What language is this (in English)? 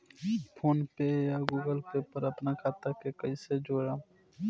Bhojpuri